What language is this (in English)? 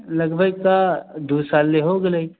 Maithili